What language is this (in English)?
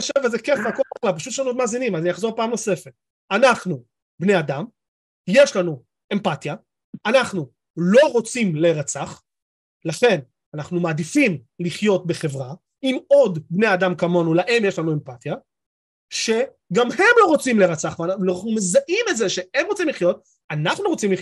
Hebrew